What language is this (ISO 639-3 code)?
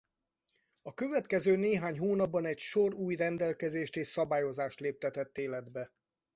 hun